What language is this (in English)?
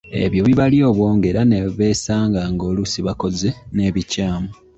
Ganda